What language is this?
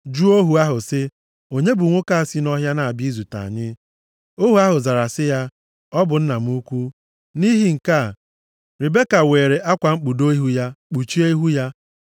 Igbo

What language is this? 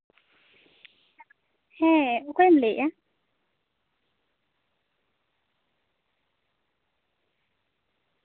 Santali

